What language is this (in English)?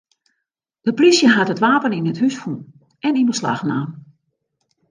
Western Frisian